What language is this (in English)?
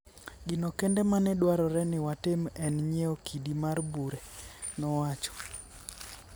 Luo (Kenya and Tanzania)